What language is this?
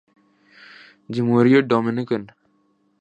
Urdu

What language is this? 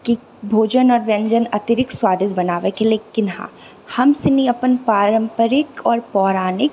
Maithili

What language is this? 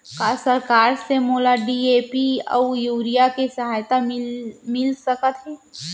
Chhattisgarhi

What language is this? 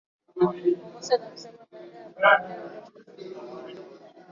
Swahili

